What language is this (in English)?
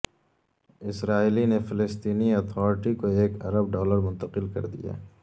Urdu